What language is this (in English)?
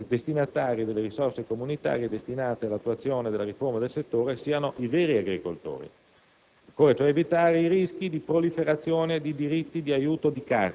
Italian